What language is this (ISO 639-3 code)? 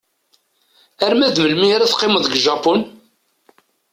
kab